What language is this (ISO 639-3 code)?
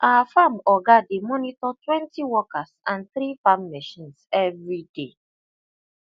pcm